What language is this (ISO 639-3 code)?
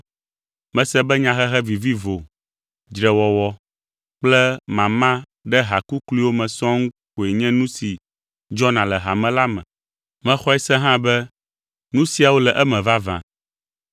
ewe